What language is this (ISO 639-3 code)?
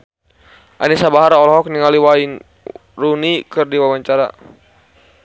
sun